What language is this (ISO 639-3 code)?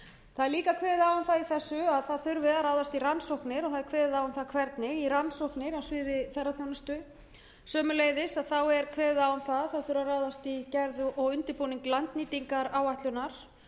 isl